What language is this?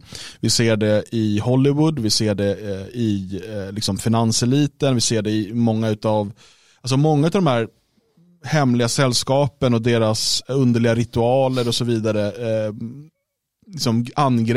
Swedish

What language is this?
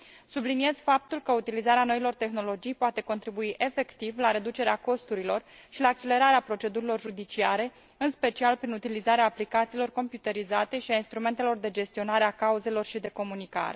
Romanian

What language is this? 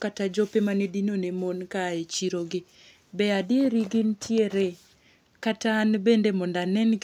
Luo (Kenya and Tanzania)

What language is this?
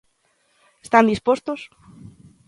Galician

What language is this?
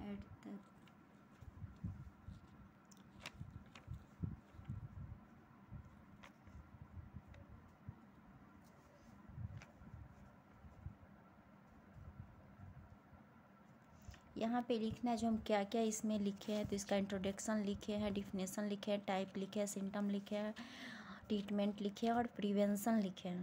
Hindi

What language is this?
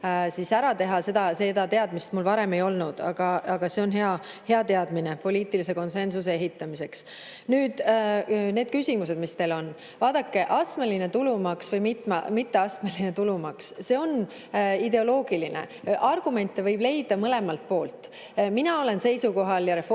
Estonian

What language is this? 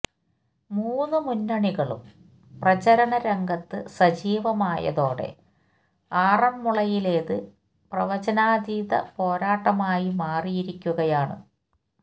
Malayalam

